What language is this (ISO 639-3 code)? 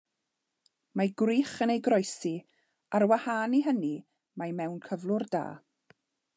cym